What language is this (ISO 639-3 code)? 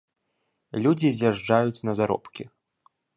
bel